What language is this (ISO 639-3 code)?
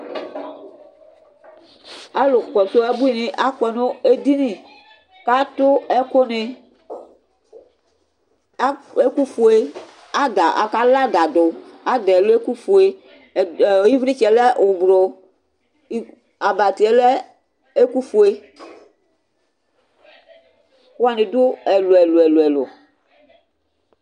kpo